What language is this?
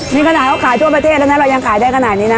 Thai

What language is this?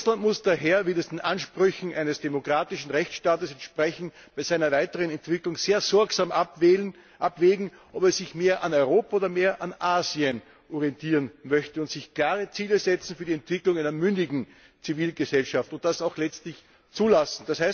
German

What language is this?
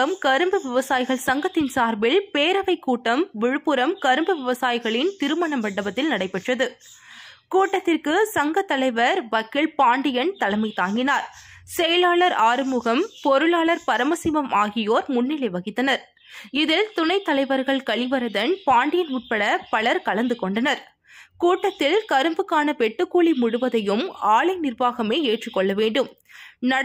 Arabic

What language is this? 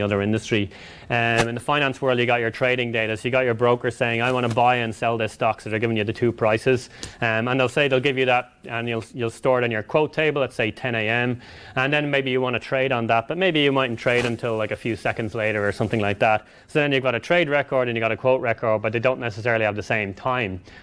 English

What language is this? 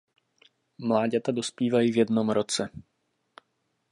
Czech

